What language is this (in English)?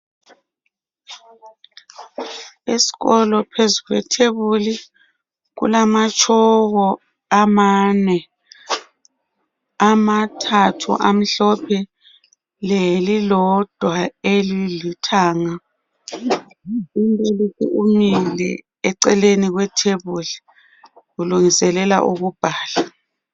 North Ndebele